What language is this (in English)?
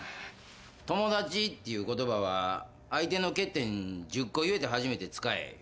Japanese